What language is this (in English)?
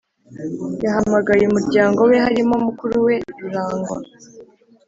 Kinyarwanda